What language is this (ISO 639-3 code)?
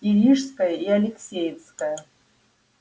rus